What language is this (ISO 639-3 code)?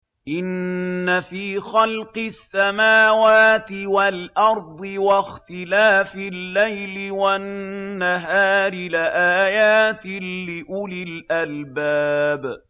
ara